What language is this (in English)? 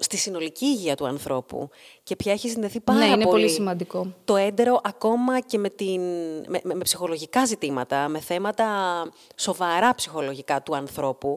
Greek